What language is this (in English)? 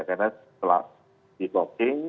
Indonesian